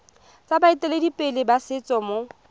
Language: Tswana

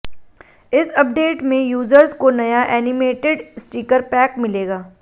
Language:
Hindi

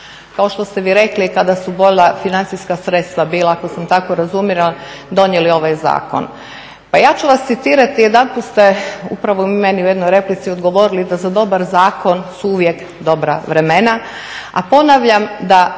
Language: Croatian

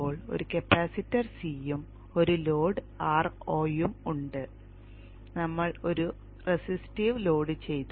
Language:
Malayalam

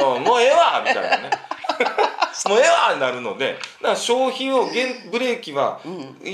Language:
Japanese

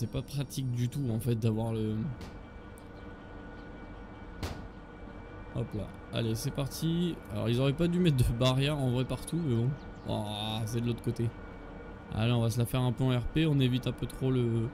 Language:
French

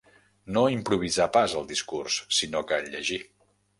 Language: Catalan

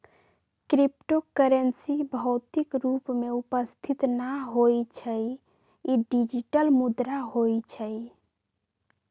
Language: Magahi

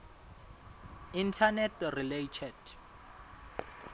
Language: Swati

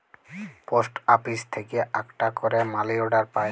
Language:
Bangla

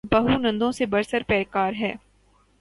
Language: Urdu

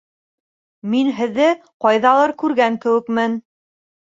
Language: Bashkir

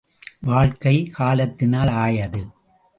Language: Tamil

